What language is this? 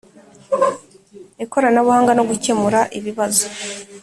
Kinyarwanda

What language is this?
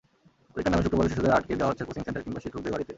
Bangla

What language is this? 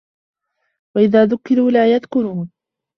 Arabic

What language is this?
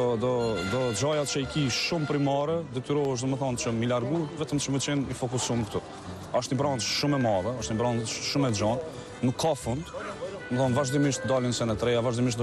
Romanian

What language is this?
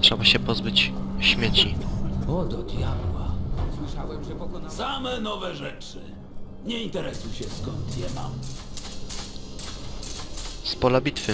Polish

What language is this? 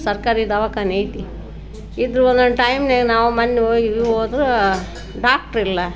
Kannada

